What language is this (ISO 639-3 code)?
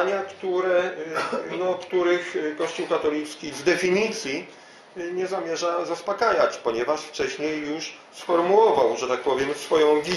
pol